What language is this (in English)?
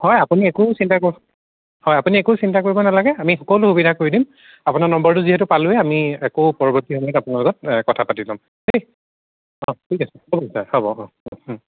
Assamese